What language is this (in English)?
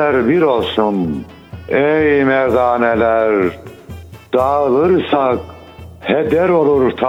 Turkish